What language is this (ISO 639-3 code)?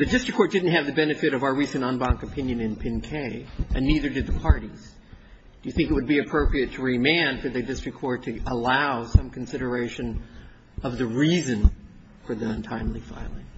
eng